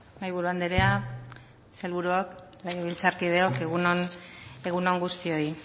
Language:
Basque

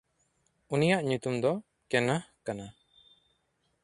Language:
Santali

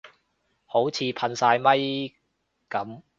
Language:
Cantonese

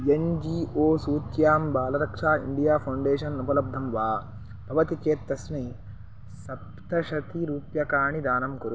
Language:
Sanskrit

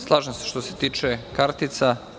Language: Serbian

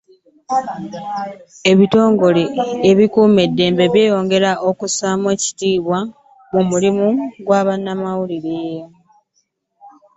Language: Ganda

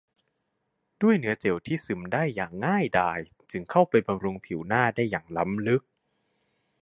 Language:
Thai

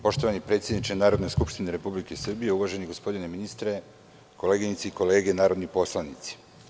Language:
Serbian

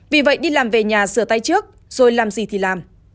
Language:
Vietnamese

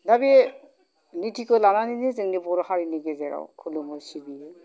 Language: Bodo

